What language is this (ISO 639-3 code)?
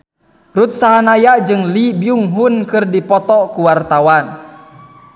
sun